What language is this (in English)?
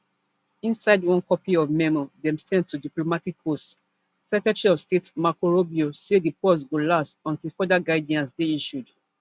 Nigerian Pidgin